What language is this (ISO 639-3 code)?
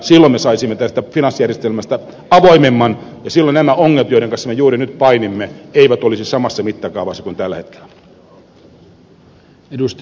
fin